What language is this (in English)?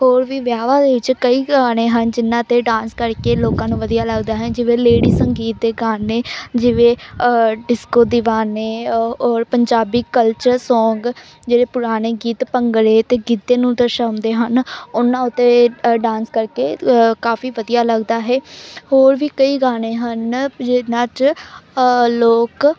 Punjabi